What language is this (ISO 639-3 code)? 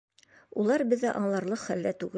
bak